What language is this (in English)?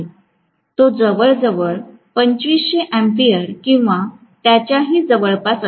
Marathi